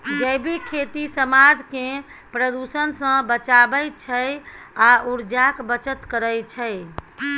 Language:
Maithili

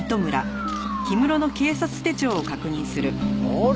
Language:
Japanese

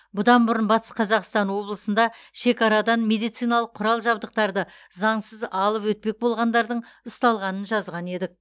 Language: Kazakh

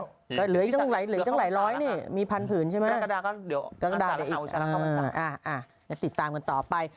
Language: Thai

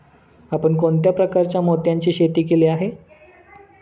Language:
Marathi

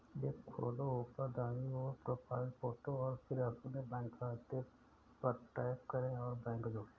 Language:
Hindi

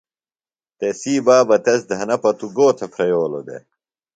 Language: Phalura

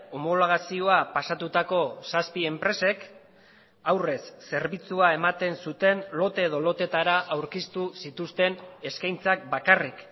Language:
Basque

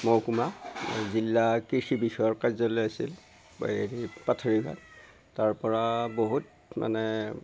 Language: Assamese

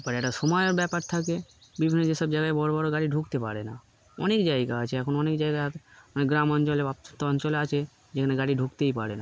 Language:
Bangla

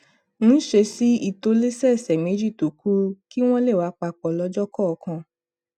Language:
Yoruba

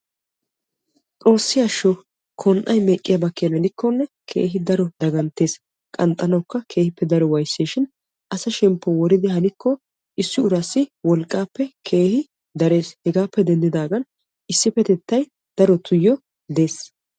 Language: Wolaytta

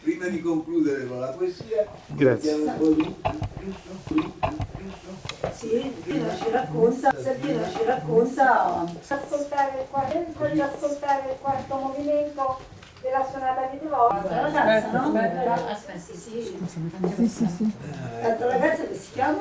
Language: Italian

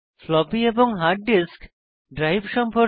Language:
Bangla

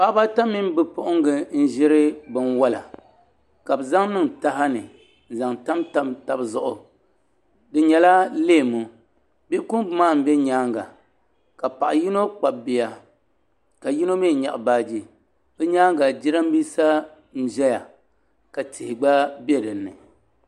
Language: Dagbani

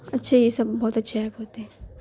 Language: Urdu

